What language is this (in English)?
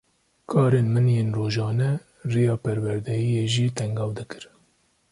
Kurdish